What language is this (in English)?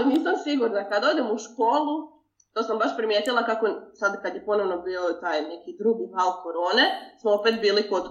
Croatian